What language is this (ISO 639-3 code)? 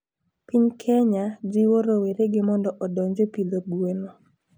luo